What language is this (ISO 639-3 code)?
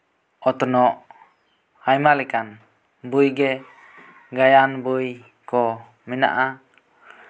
sat